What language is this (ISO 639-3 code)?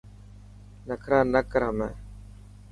mki